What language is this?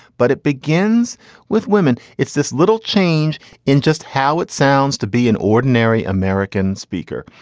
English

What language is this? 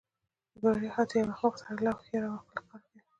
Pashto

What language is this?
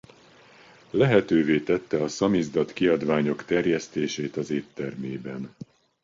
Hungarian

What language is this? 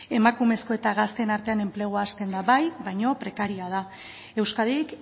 Basque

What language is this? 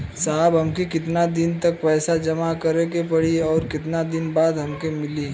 Bhojpuri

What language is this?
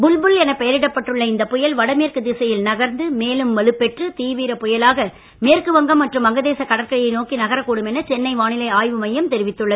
Tamil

